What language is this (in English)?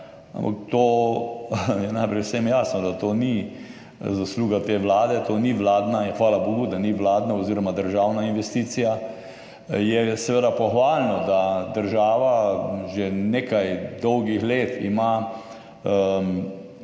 Slovenian